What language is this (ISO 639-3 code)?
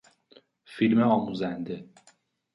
fas